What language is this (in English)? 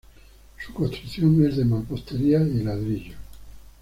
Spanish